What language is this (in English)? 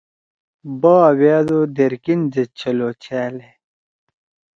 Torwali